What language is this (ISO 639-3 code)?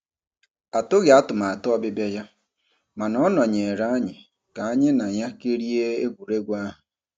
ibo